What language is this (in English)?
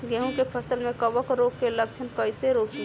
Bhojpuri